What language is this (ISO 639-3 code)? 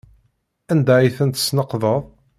kab